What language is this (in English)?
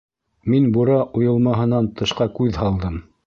Bashkir